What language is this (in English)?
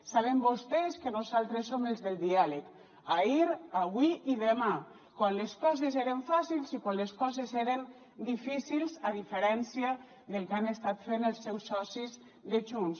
Catalan